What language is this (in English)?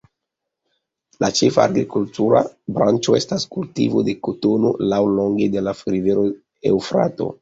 Esperanto